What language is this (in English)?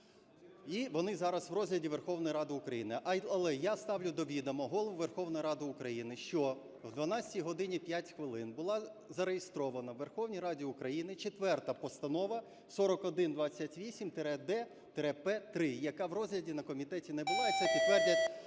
Ukrainian